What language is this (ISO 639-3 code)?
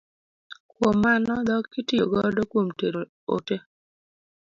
luo